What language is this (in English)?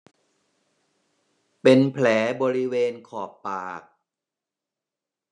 Thai